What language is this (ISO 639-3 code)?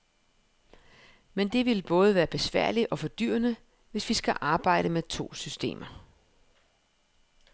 dan